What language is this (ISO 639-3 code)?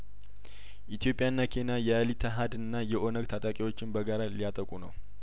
amh